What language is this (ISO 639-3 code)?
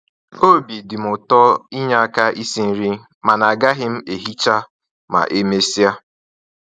ibo